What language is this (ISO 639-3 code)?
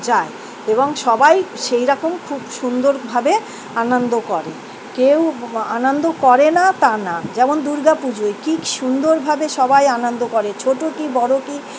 ben